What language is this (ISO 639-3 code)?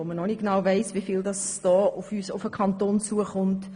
gsw